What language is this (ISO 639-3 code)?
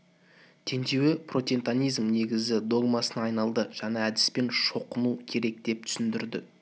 kaz